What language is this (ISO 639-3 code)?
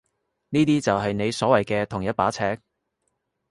yue